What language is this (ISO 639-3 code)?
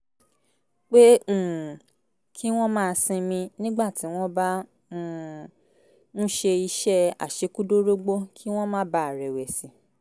yor